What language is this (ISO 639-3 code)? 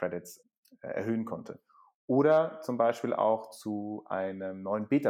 deu